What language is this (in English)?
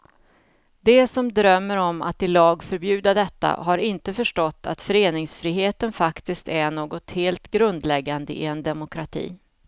Swedish